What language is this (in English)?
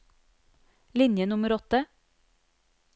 Norwegian